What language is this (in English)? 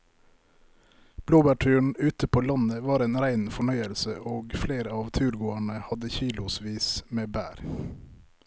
Norwegian